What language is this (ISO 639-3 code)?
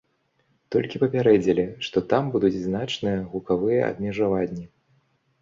bel